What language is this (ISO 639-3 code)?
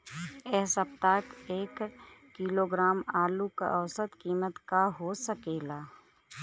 bho